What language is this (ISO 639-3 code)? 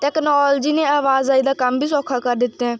pan